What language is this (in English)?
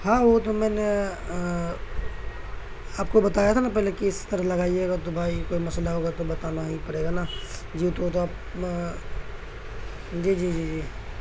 Urdu